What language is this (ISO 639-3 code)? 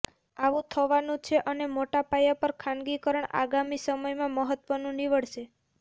guj